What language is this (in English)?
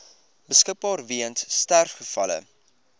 Afrikaans